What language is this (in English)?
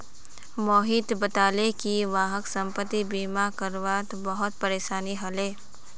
Magahi